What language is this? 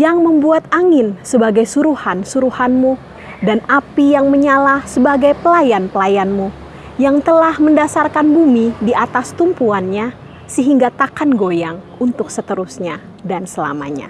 Indonesian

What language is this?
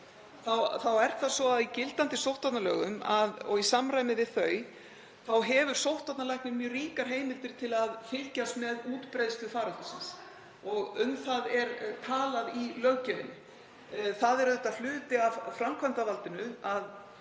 Icelandic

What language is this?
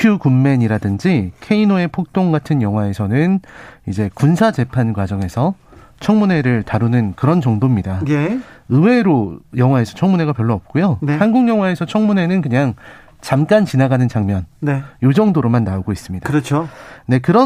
Korean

